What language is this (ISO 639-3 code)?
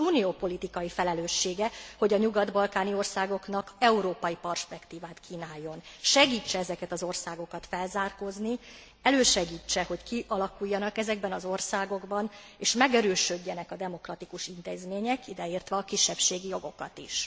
hun